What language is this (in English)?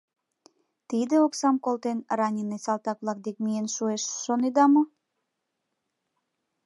Mari